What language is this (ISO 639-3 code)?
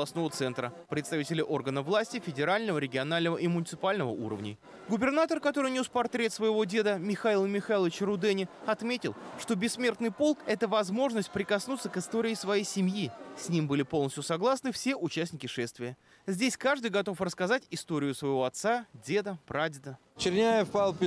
rus